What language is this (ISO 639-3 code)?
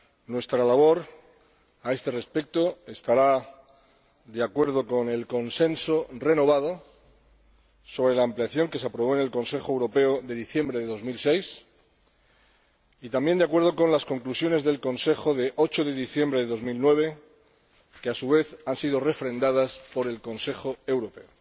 spa